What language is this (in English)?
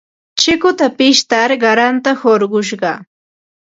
Ambo-Pasco Quechua